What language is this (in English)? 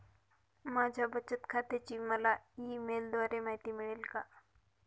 Marathi